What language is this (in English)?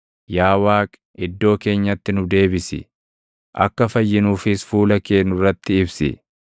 Oromo